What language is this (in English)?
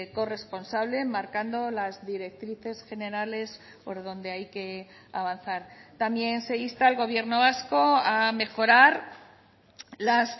Spanish